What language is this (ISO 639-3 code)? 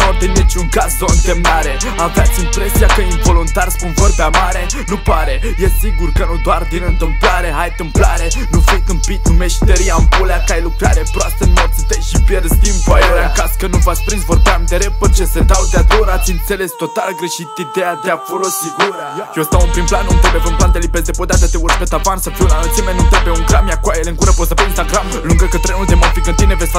ron